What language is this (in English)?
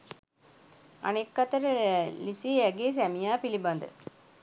Sinhala